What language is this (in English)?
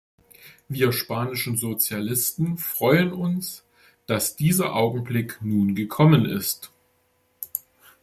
German